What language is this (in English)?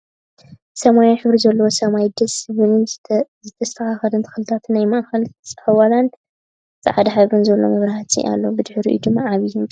Tigrinya